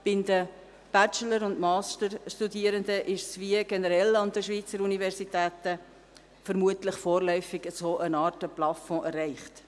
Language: Swiss German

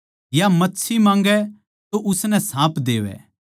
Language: Haryanvi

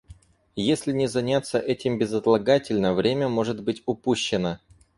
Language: Russian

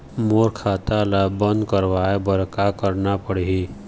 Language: Chhattisgarhi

